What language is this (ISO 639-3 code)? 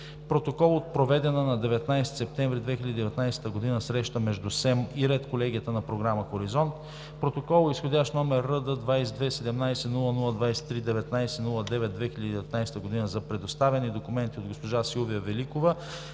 bul